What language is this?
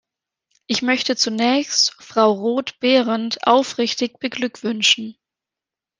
German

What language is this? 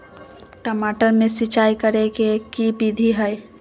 Magahi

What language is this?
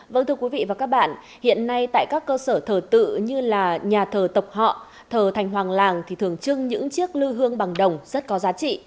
Vietnamese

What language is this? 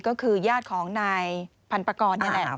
Thai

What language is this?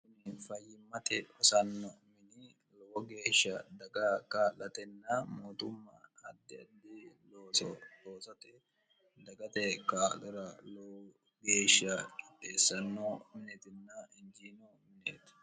Sidamo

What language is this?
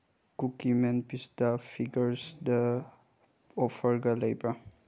Manipuri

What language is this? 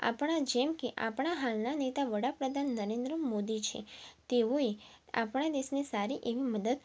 Gujarati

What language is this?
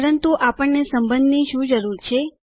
Gujarati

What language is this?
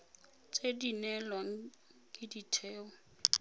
Tswana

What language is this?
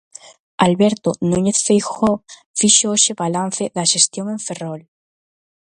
Galician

